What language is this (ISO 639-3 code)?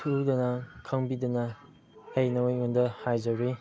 mni